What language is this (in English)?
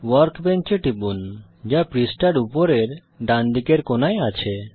Bangla